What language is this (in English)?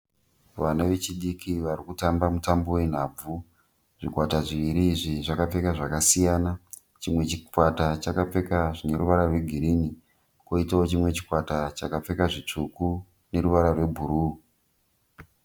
Shona